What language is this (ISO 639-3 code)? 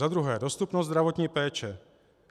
ces